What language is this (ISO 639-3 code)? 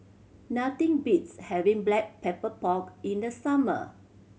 eng